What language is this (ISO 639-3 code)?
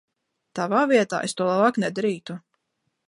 lav